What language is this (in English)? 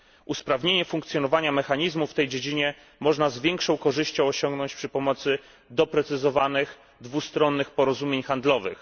Polish